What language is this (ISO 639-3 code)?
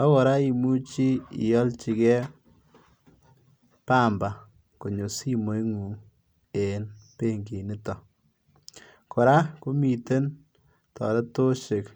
kln